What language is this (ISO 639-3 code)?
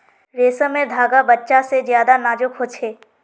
mag